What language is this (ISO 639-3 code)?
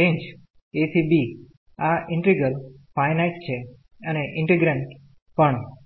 guj